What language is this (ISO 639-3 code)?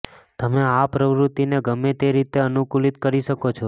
guj